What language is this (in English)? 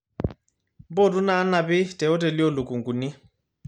Masai